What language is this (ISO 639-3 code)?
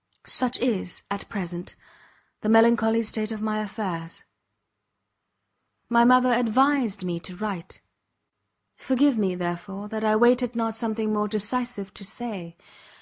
eng